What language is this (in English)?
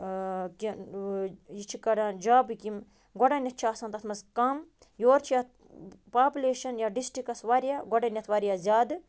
Kashmiri